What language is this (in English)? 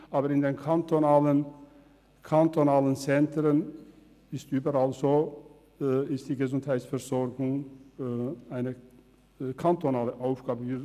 Swiss German